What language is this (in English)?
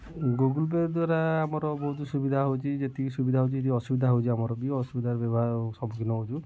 Odia